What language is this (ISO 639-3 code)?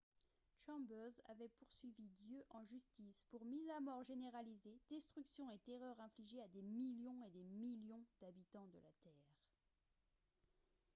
fra